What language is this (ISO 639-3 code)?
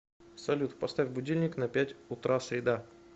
rus